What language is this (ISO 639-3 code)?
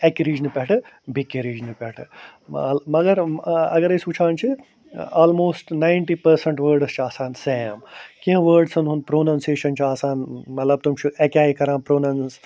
kas